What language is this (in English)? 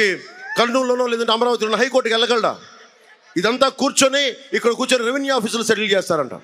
Telugu